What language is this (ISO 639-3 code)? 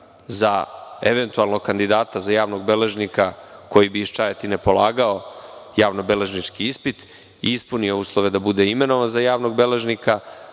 srp